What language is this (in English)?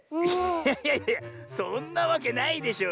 Japanese